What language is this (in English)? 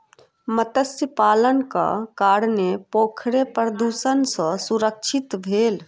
Maithili